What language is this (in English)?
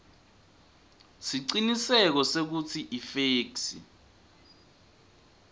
Swati